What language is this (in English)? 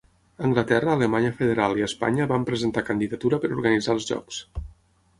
Catalan